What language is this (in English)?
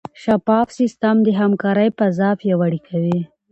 Pashto